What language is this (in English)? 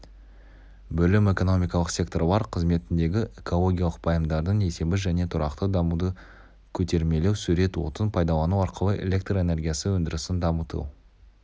Kazakh